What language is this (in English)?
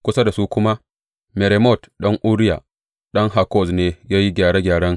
Hausa